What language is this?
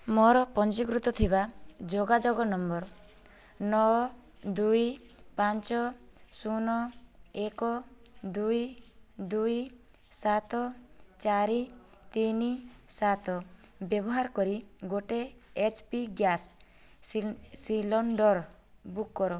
Odia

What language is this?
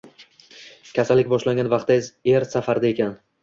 Uzbek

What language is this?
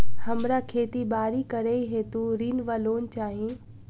Maithili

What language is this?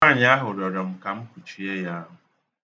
Igbo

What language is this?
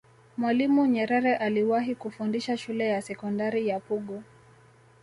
Swahili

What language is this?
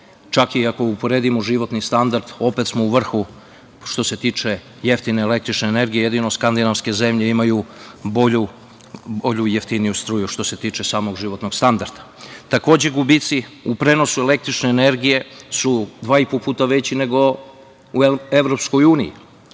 Serbian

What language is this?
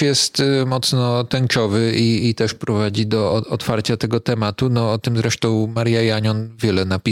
Polish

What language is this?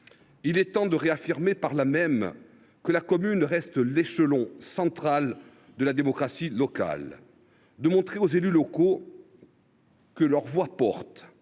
French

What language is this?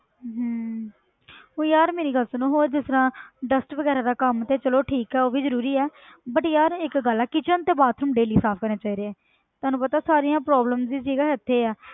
Punjabi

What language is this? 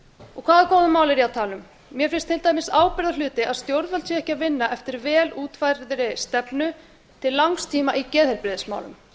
Icelandic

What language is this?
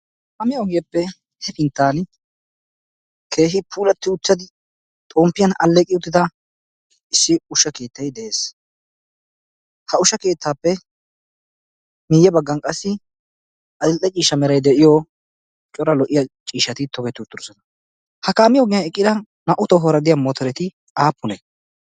Wolaytta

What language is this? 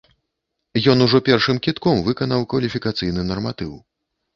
Belarusian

